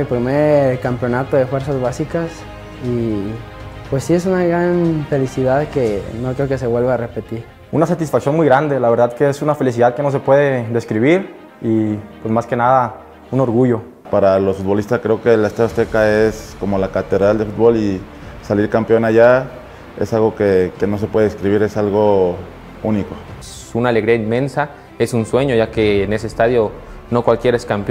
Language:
Spanish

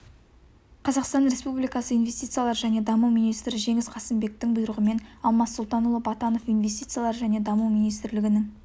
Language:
Kazakh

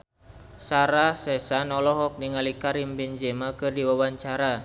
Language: Sundanese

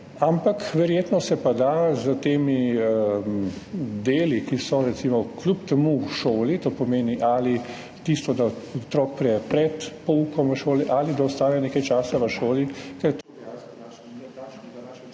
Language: Slovenian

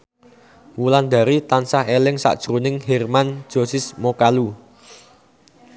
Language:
Javanese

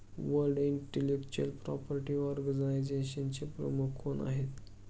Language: Marathi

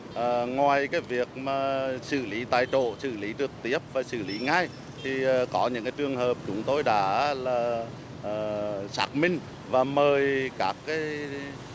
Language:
Vietnamese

